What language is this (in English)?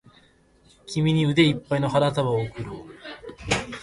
Japanese